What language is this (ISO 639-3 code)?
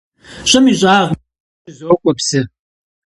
kbd